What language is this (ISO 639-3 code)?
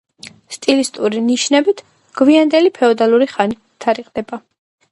kat